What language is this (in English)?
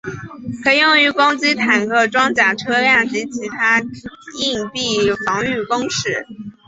Chinese